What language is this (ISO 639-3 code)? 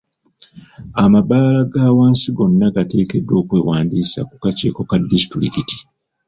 lug